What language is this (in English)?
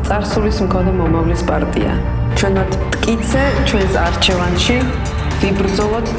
French